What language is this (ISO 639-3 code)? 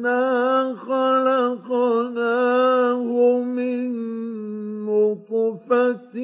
ara